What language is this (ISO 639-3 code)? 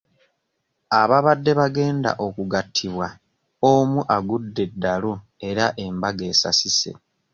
lug